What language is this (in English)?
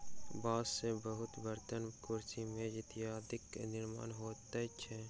Maithili